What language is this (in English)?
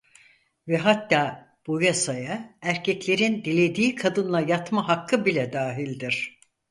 Turkish